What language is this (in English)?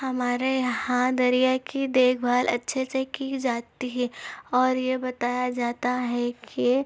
Urdu